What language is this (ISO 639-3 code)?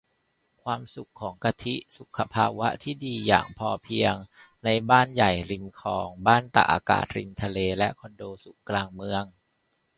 tha